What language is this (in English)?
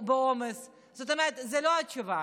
Hebrew